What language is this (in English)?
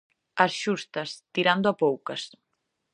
Galician